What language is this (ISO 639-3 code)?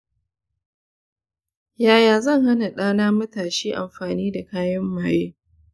hau